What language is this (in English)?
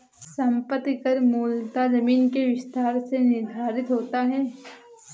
Hindi